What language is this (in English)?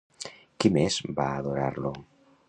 Catalan